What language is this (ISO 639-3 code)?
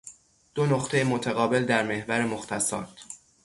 fas